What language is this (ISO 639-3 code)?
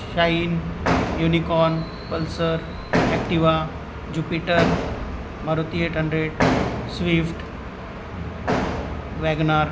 mar